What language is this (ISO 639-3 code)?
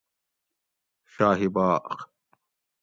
gwc